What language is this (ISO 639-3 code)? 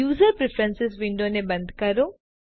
guj